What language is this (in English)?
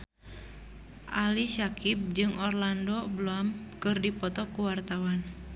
Sundanese